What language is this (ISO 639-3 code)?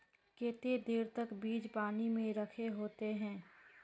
mag